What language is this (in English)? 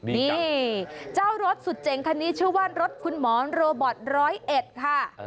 Thai